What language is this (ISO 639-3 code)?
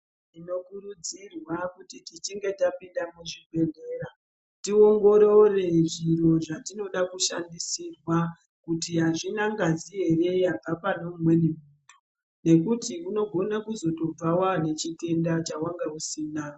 ndc